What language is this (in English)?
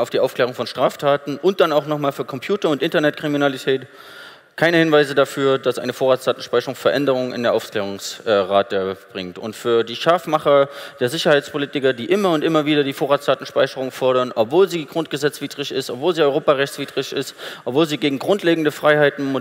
German